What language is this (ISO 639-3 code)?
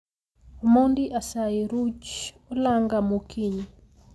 luo